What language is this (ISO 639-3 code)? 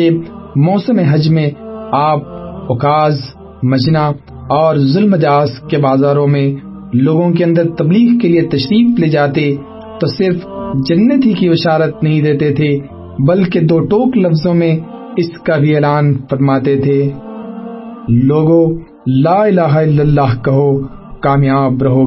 urd